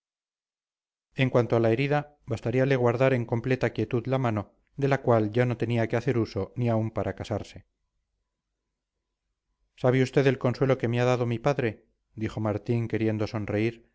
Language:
Spanish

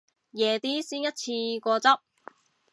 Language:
Cantonese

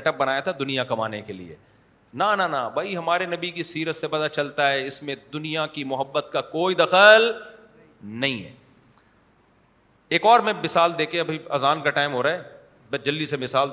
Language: Urdu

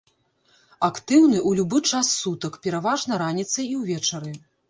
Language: Belarusian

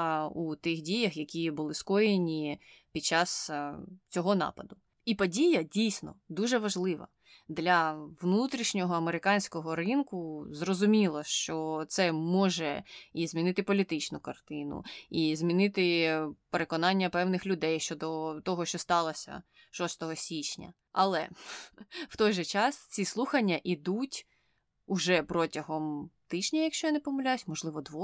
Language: Ukrainian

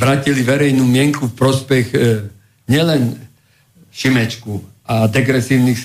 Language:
Slovak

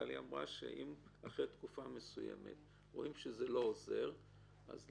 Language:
Hebrew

